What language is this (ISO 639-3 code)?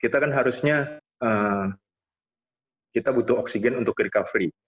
ind